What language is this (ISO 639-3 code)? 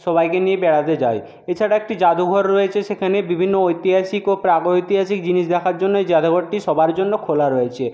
ben